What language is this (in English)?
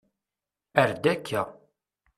Kabyle